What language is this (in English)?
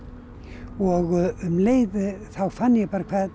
Icelandic